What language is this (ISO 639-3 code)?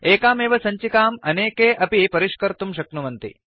san